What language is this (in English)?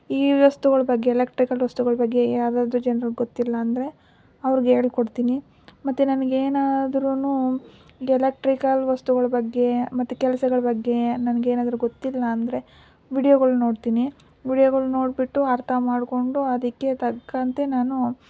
Kannada